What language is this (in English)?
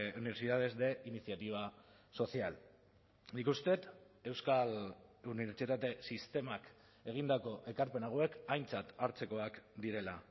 Basque